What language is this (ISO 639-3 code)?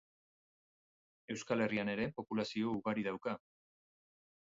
eus